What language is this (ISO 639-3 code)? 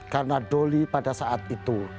ind